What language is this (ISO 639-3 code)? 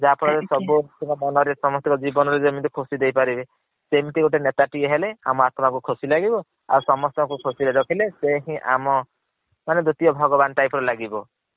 ori